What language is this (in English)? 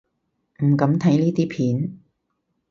Cantonese